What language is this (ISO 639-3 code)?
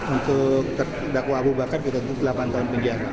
ind